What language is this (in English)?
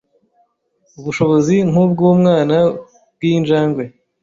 Kinyarwanda